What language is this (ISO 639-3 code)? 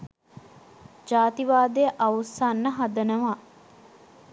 sin